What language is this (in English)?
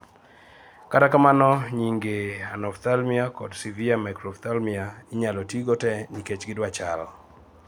Luo (Kenya and Tanzania)